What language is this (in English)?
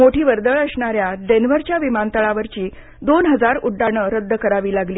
Marathi